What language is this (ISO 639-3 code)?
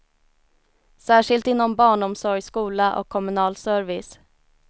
swe